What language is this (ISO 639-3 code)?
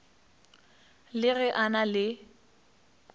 nso